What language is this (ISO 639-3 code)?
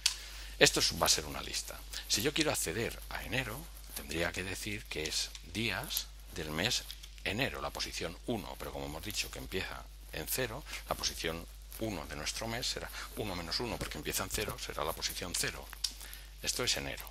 spa